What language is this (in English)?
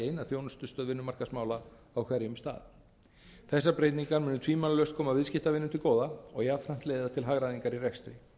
Icelandic